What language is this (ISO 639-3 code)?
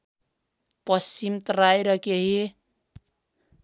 nep